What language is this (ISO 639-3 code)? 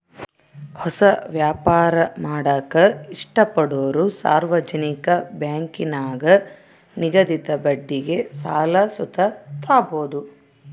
kan